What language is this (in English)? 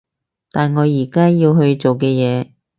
Cantonese